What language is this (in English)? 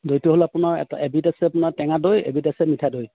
Assamese